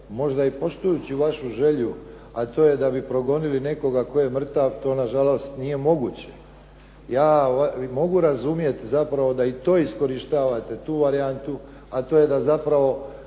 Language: Croatian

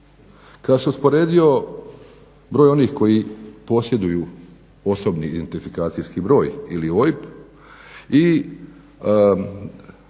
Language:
Croatian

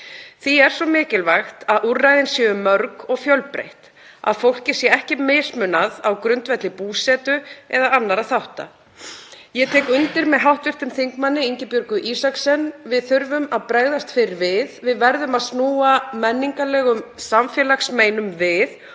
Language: Icelandic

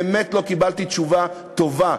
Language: Hebrew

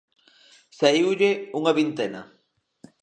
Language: Galician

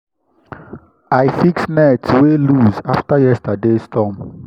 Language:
Nigerian Pidgin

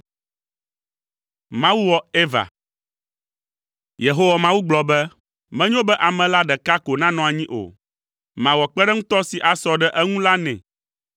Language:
Ewe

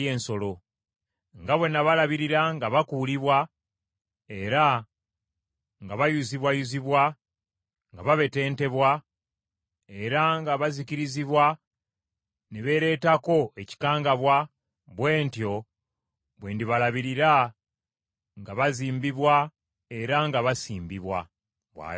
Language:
Ganda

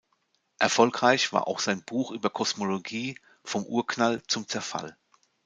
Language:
German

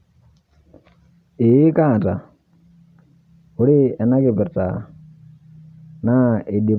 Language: Masai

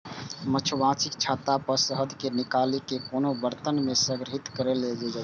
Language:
Maithili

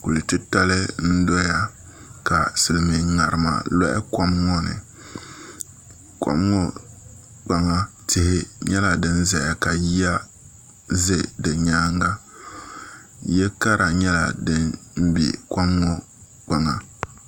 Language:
Dagbani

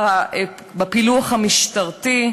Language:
Hebrew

